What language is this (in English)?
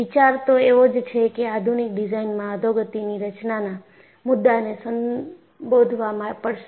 Gujarati